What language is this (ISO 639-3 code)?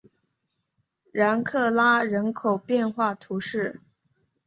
zho